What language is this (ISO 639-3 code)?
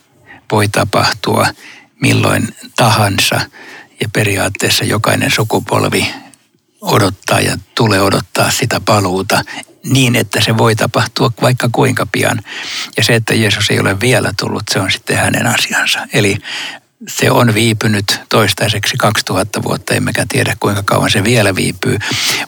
fin